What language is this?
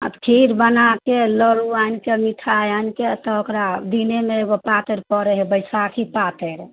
Maithili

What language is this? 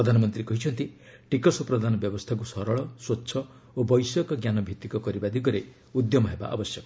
Odia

